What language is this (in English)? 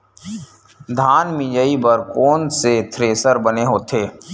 Chhattisgarhi